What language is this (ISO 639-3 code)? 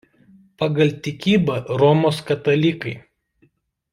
lit